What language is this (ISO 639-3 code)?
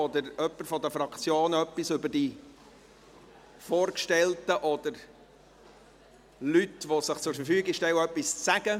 gsw